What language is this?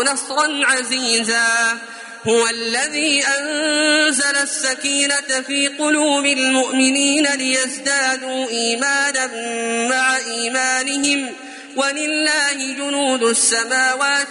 Arabic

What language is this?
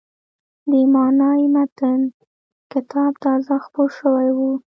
Pashto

